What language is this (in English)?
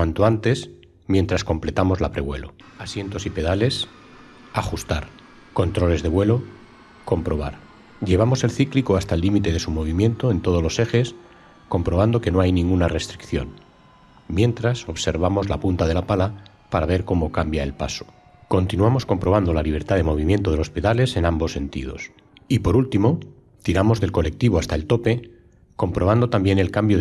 Spanish